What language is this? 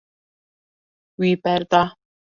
Kurdish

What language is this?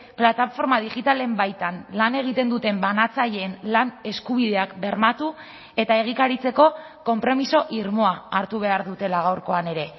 Basque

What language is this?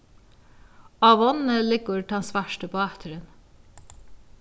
Faroese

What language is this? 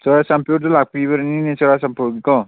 Manipuri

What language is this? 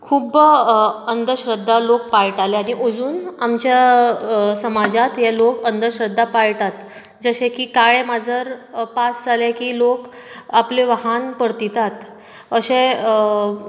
Konkani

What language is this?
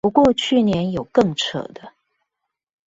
Chinese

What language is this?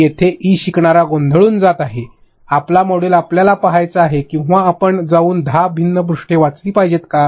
Marathi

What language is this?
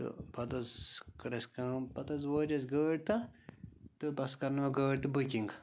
Kashmiri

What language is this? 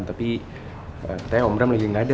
Indonesian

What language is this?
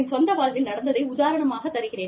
Tamil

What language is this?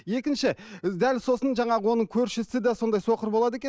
Kazakh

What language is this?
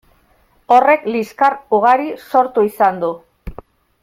Basque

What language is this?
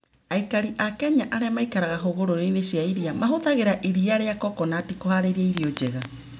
Kikuyu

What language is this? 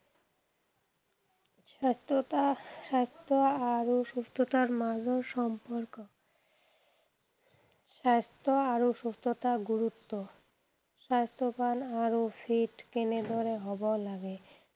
Assamese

